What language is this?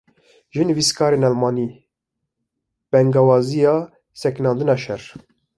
Kurdish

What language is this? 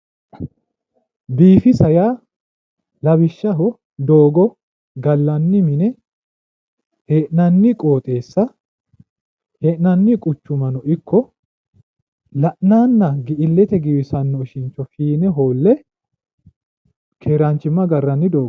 Sidamo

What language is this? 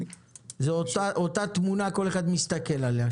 Hebrew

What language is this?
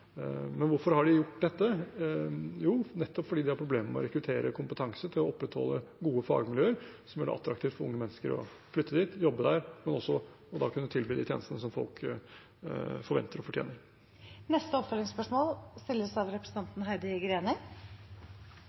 Norwegian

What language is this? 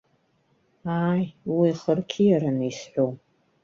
Abkhazian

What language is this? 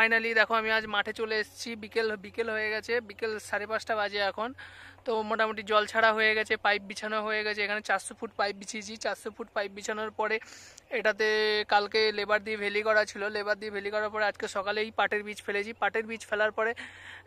Romanian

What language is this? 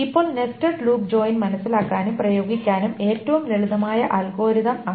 Malayalam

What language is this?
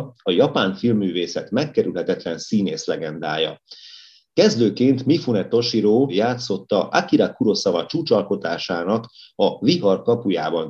Hungarian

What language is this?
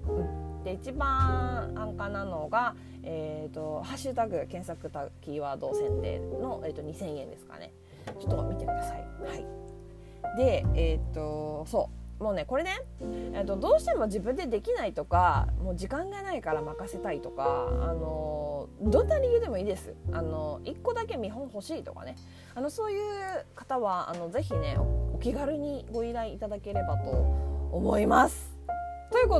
Japanese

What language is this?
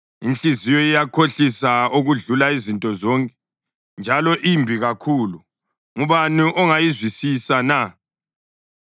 North Ndebele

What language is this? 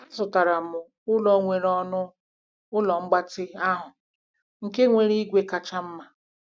Igbo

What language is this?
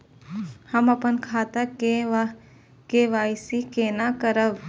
Maithili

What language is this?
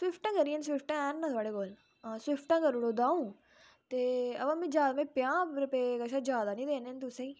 Dogri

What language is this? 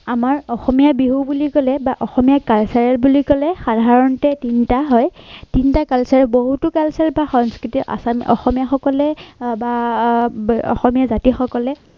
Assamese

